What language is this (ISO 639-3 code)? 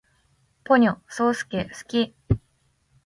jpn